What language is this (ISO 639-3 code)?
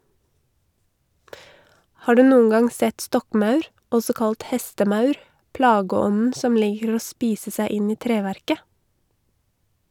nor